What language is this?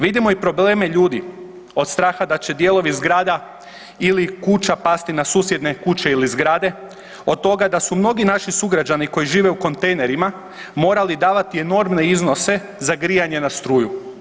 Croatian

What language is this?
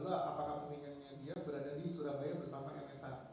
Indonesian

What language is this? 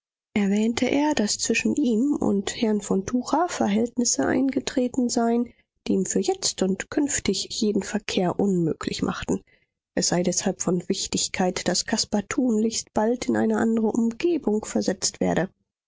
German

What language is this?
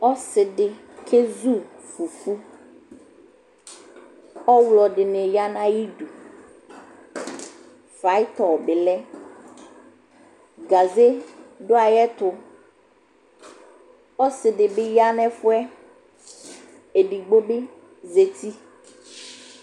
Ikposo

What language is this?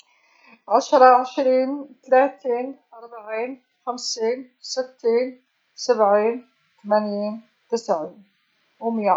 Algerian Arabic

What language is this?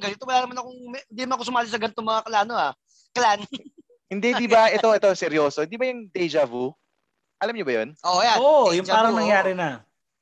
Filipino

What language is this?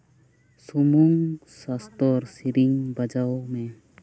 Santali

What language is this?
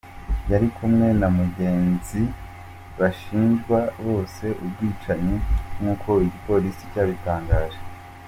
Kinyarwanda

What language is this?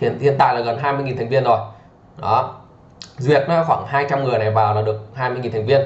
Vietnamese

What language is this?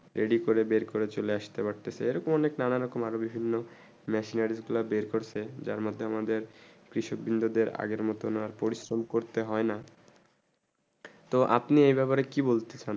Bangla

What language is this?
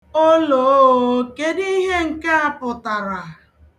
Igbo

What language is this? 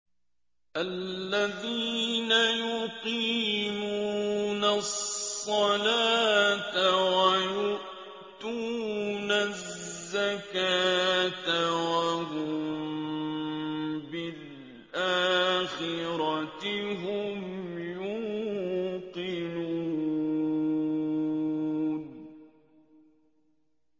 Arabic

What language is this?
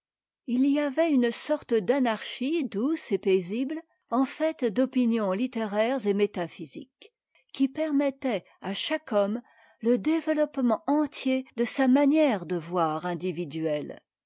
French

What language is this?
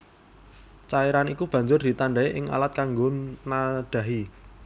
Javanese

